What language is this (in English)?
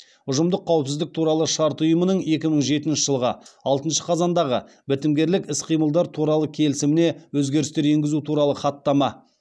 Kazakh